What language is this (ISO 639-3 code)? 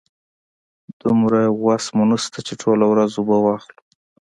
pus